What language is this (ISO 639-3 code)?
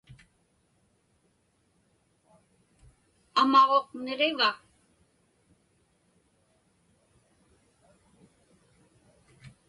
ipk